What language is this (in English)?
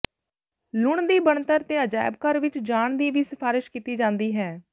Punjabi